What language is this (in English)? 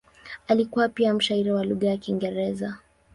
Swahili